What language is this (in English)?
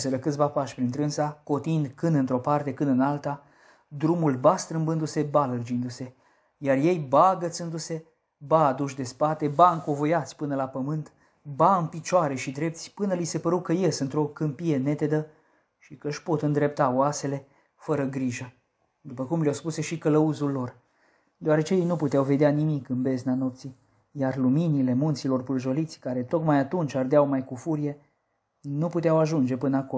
Romanian